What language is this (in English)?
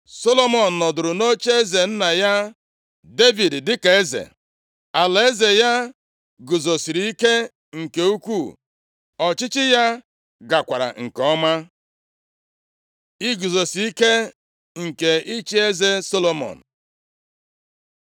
Igbo